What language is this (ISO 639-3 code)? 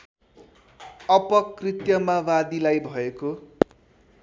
nep